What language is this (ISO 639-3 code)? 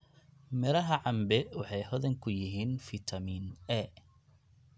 som